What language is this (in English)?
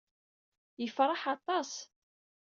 Kabyle